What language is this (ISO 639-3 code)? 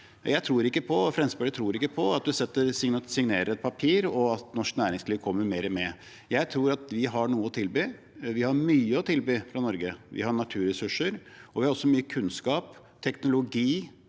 nor